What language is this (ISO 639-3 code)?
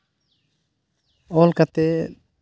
sat